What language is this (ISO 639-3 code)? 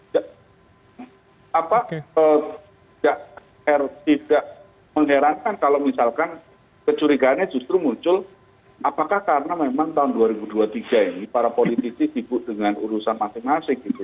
ind